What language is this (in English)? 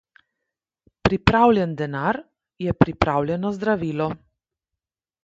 Slovenian